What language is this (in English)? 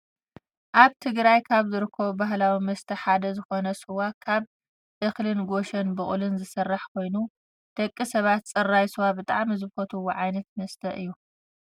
Tigrinya